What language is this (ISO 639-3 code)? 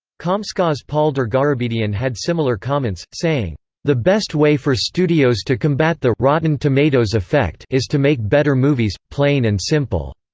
eng